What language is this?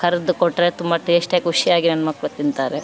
Kannada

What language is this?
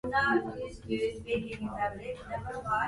Japanese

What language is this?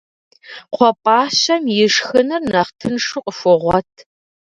Kabardian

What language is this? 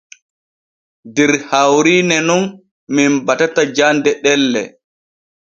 Borgu Fulfulde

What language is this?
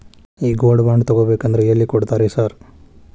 Kannada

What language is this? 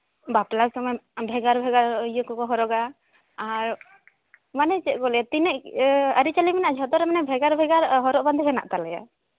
Santali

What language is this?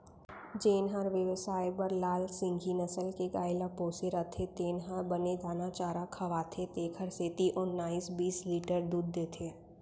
Chhattisgarhi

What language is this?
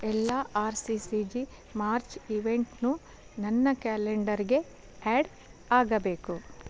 Kannada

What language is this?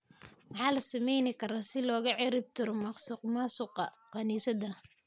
Somali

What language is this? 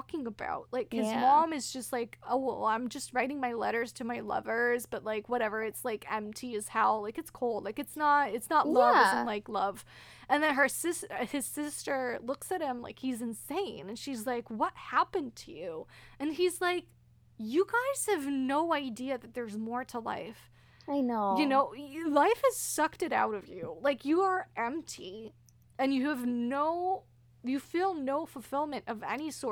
English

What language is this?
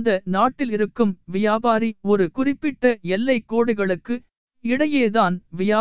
Tamil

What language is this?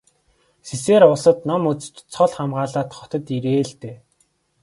Mongolian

